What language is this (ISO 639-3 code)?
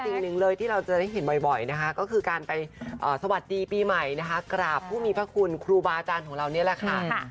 tha